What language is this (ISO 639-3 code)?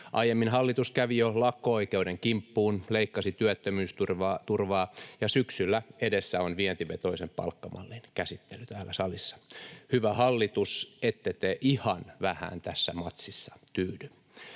fin